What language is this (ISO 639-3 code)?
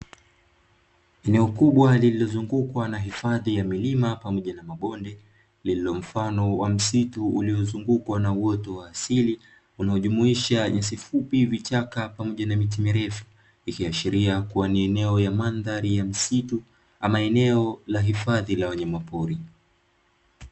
swa